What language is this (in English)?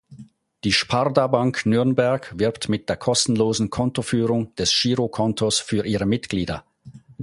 German